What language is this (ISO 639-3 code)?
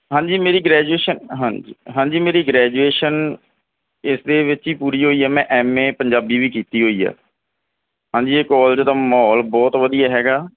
pan